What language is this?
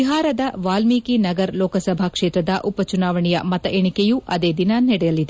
Kannada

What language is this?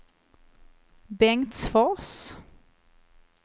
Swedish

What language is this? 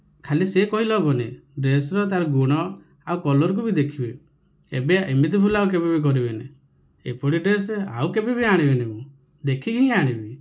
Odia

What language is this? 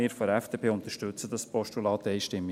Swiss German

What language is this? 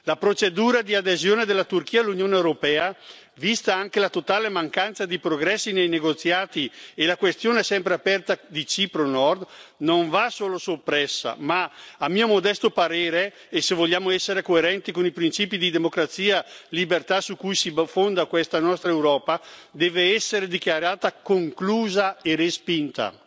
Italian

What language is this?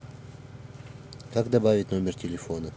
Russian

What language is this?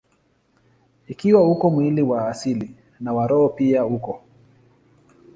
Swahili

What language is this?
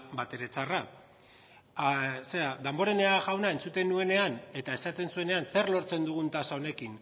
Basque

